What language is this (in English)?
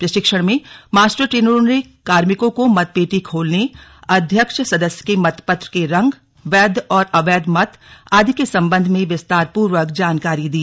Hindi